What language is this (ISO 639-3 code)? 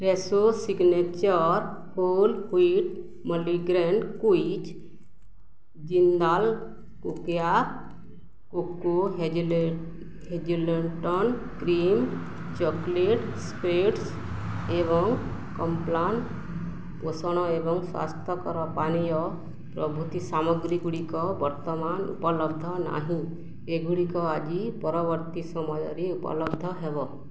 ori